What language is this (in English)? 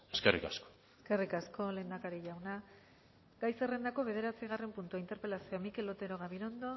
Basque